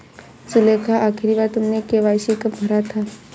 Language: Hindi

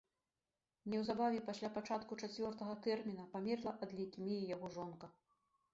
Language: Belarusian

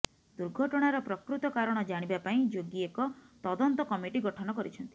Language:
Odia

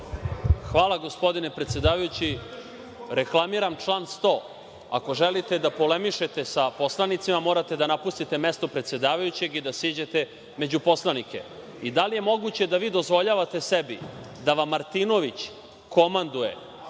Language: Serbian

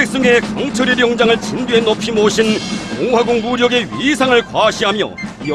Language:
Korean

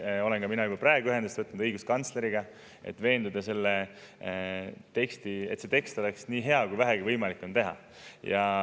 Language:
Estonian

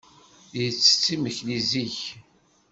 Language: Kabyle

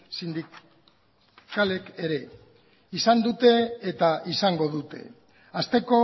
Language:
Basque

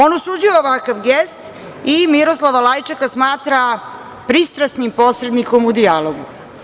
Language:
Serbian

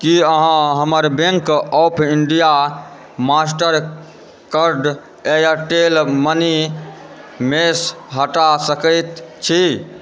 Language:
Maithili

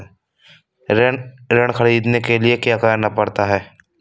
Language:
Hindi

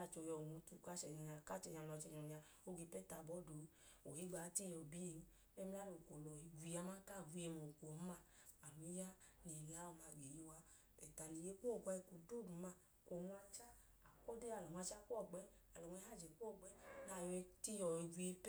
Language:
Idoma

